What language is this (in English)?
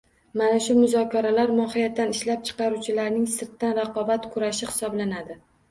Uzbek